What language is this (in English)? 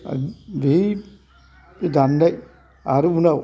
Bodo